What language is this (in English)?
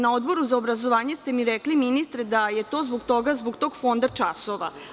Serbian